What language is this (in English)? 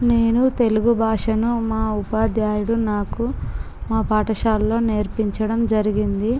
Telugu